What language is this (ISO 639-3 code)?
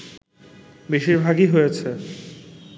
ben